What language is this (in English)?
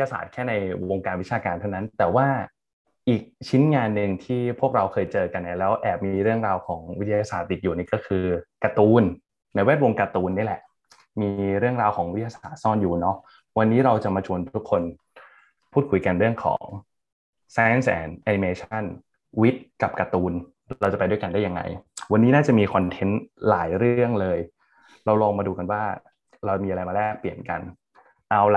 Thai